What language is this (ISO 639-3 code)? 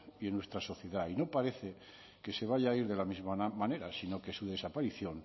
spa